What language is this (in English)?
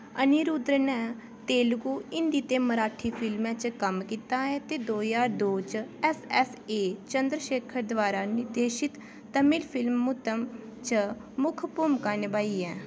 Dogri